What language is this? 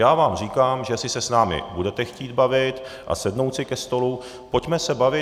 Czech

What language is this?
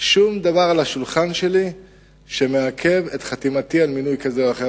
Hebrew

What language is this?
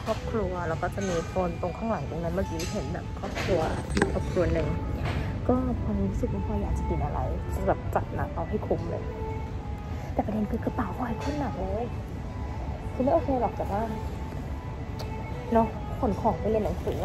Thai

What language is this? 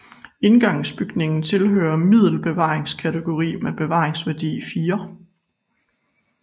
Danish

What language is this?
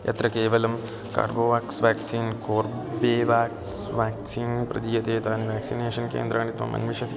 Sanskrit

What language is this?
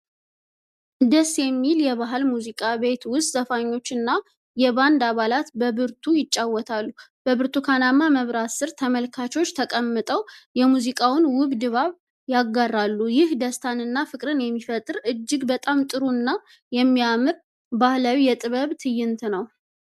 Amharic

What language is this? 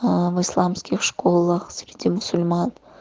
Russian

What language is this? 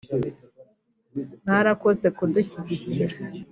Kinyarwanda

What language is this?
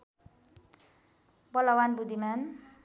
Nepali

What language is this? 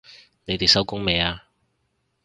Cantonese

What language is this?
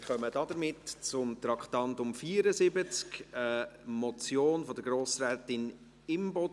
Swiss German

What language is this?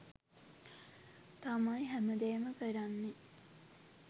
Sinhala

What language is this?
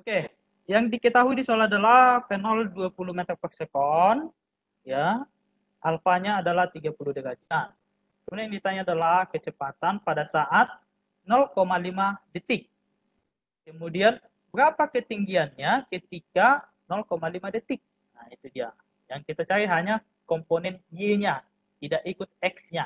Indonesian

